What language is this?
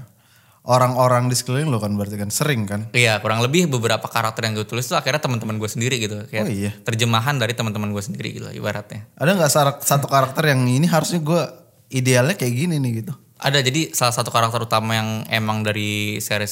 Indonesian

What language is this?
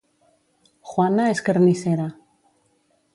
Catalan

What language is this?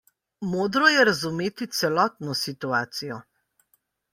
Slovenian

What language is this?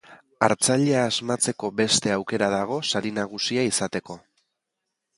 Basque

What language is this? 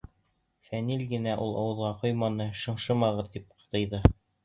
Bashkir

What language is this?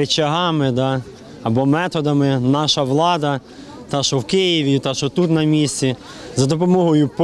Ukrainian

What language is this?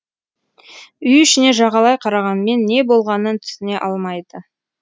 Kazakh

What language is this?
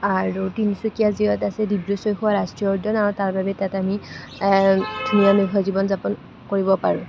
Assamese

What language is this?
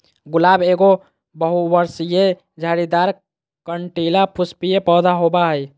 Magahi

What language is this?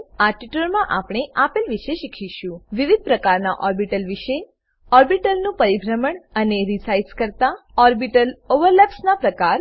Gujarati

